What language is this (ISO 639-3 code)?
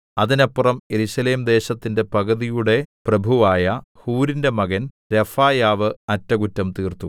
mal